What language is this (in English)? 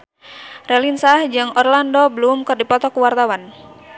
Sundanese